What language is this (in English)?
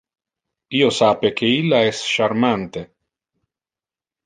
Interlingua